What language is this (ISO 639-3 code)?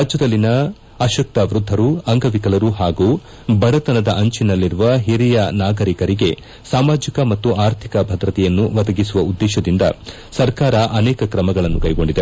kan